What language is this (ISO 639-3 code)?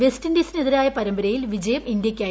mal